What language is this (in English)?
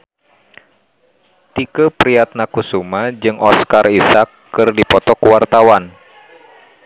Sundanese